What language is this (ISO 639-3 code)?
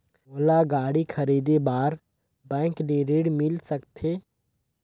hne